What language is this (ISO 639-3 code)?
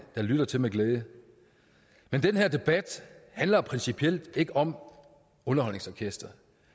dan